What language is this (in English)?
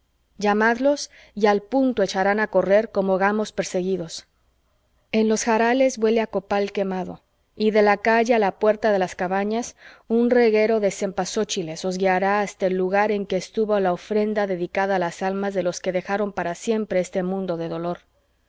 Spanish